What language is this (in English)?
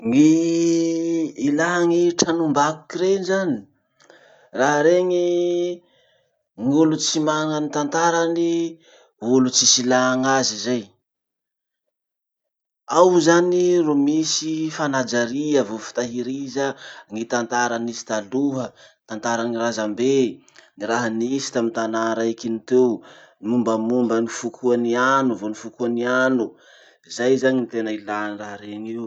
Masikoro Malagasy